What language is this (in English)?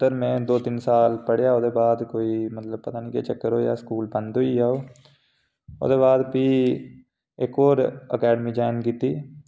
Dogri